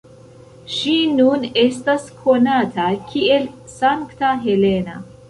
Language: Esperanto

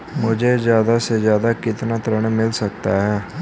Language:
Hindi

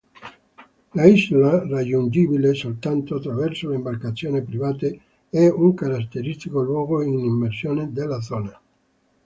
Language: Italian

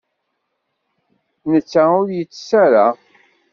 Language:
Kabyle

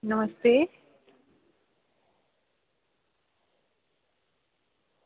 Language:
Dogri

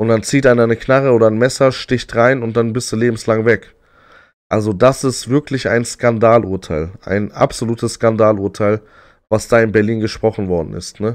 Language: German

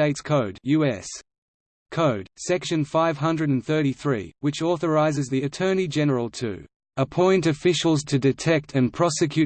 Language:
English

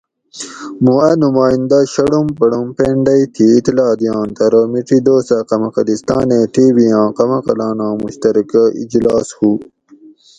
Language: Gawri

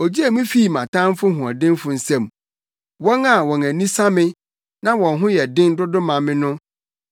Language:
Akan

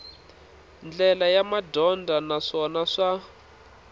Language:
Tsonga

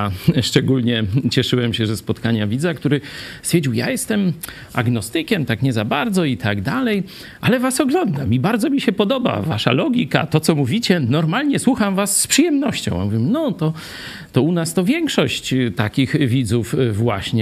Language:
Polish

